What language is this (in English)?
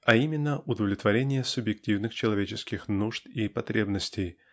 Russian